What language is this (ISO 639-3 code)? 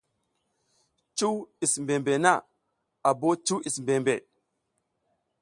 giz